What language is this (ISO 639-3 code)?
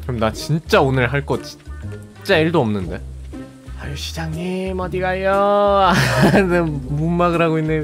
kor